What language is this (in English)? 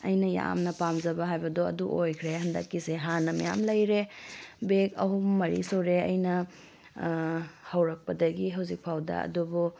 Manipuri